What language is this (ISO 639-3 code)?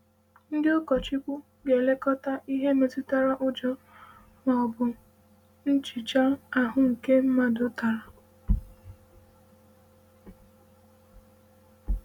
ibo